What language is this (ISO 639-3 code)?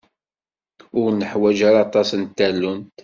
kab